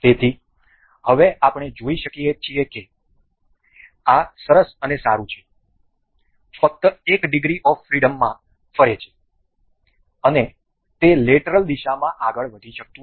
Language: Gujarati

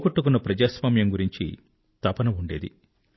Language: Telugu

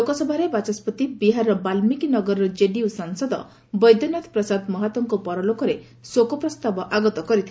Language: Odia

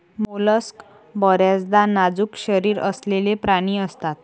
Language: Marathi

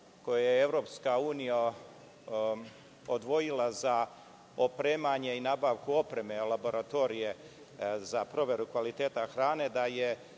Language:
Serbian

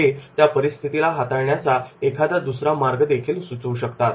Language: Marathi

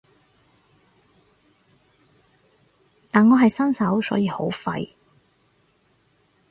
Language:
Cantonese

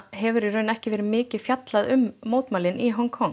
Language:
Icelandic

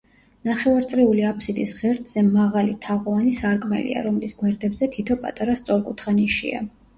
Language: Georgian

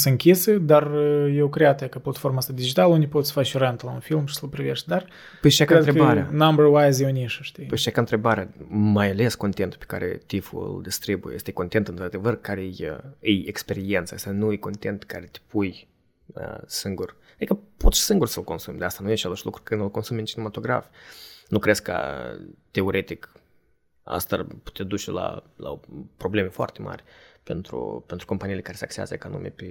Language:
Romanian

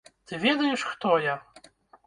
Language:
Belarusian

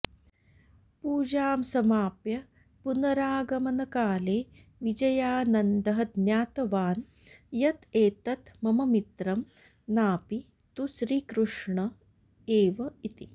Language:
Sanskrit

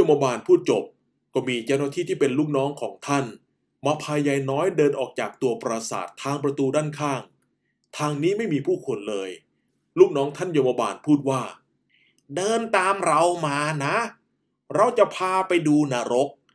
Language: Thai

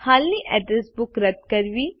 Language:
Gujarati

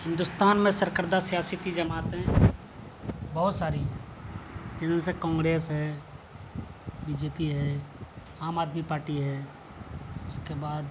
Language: Urdu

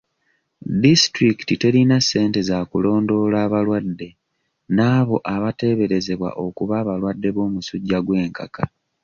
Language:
Ganda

